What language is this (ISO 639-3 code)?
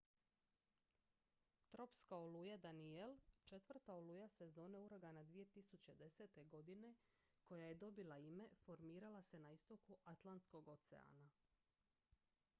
hrv